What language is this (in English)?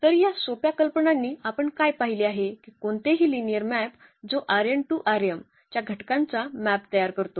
Marathi